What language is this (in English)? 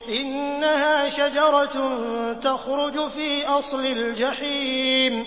Arabic